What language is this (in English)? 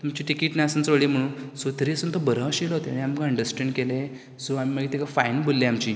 Konkani